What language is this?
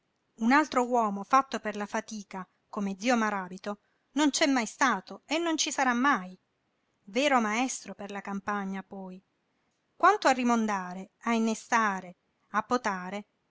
Italian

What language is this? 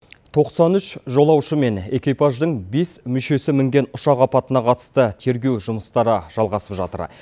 Kazakh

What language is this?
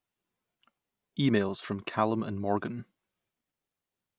English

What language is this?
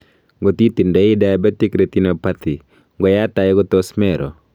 Kalenjin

